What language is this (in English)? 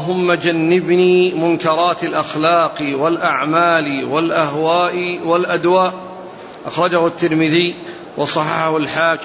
Arabic